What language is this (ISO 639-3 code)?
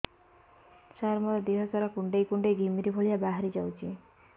ori